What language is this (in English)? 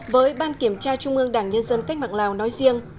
Vietnamese